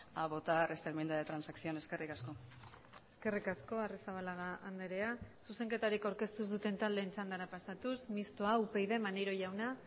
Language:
Basque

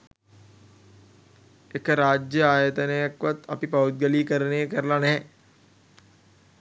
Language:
Sinhala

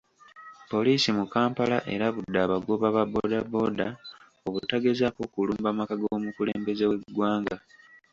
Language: Ganda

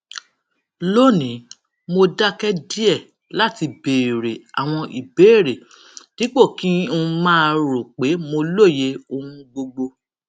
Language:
Yoruba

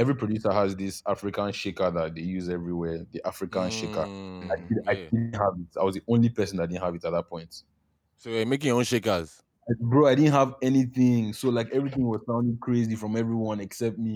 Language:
English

